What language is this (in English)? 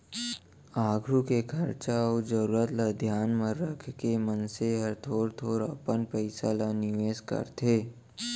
Chhattisgarhi